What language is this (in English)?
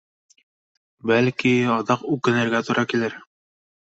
Bashkir